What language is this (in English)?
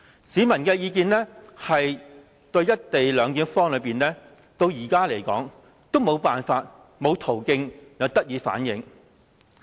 Cantonese